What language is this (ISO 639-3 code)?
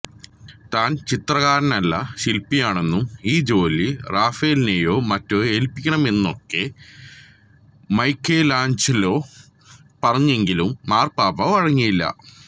mal